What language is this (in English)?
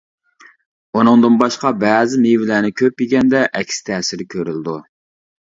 Uyghur